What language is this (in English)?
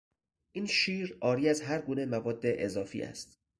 Persian